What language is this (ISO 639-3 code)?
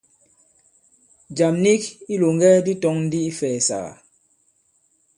abb